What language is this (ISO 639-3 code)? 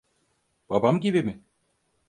tur